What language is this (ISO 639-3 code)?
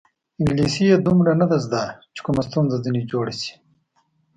pus